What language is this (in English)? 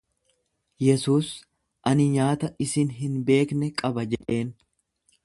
Oromo